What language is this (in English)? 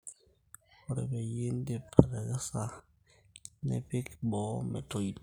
Masai